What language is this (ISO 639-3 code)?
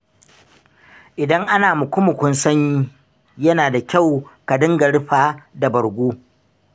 hau